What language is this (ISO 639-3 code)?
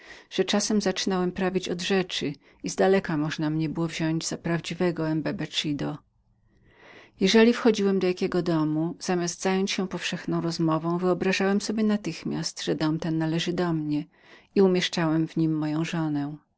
pol